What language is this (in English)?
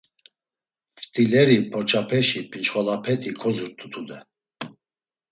Laz